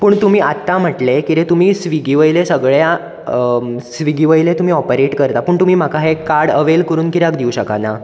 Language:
Konkani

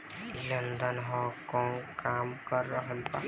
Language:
Bhojpuri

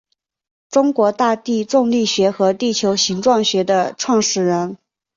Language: Chinese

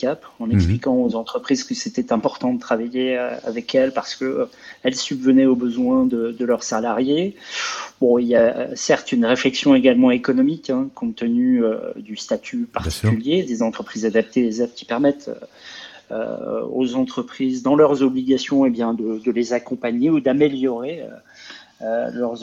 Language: French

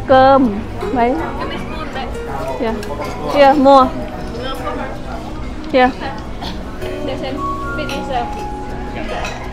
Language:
Vietnamese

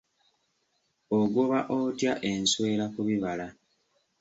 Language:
Ganda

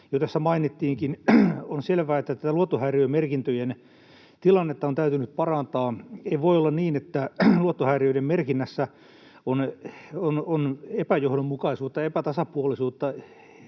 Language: Finnish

